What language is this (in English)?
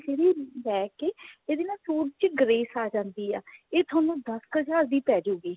Punjabi